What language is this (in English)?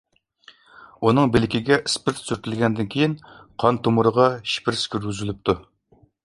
Uyghur